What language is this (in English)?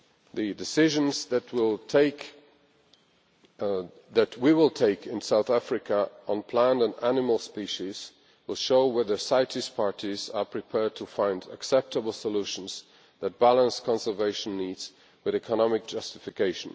English